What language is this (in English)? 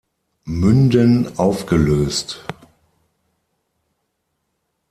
German